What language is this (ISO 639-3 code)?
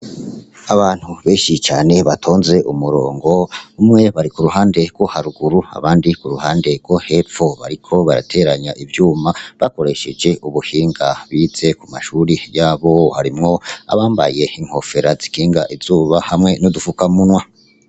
run